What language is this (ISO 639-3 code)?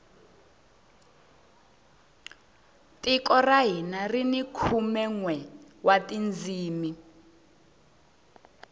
tso